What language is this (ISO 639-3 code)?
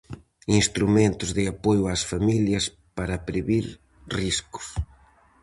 glg